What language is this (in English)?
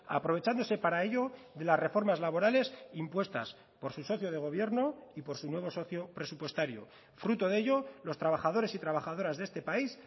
Spanish